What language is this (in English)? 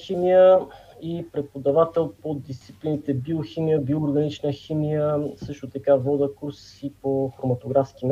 Bulgarian